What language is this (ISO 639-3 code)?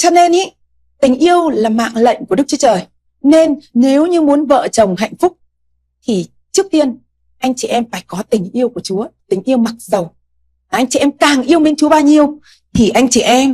vie